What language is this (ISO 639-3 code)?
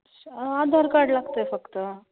mar